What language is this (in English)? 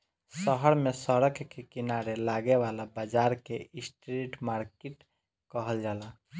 Bhojpuri